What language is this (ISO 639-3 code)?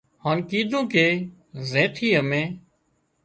kxp